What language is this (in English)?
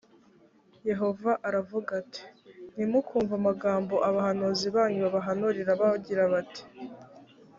Kinyarwanda